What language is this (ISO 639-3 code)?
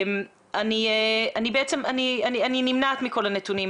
heb